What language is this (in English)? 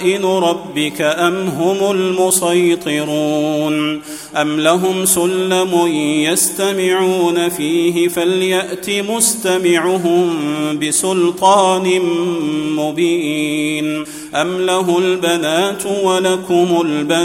Arabic